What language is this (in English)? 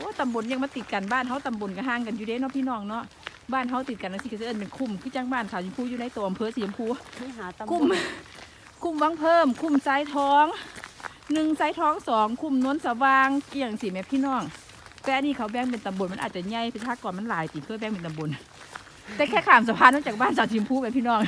Thai